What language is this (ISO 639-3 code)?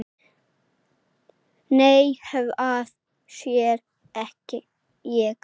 isl